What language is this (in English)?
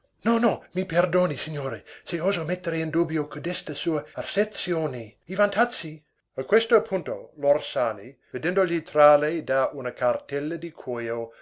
Italian